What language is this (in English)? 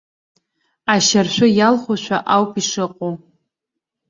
Abkhazian